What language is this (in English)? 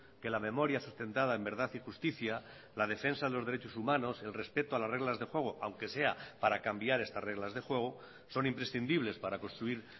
Spanish